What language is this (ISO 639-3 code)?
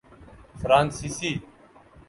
urd